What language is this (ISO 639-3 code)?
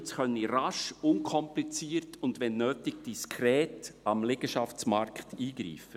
gsw